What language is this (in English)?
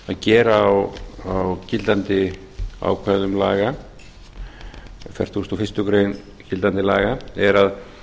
Icelandic